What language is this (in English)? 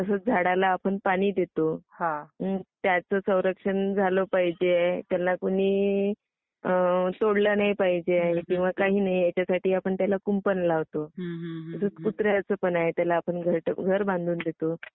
Marathi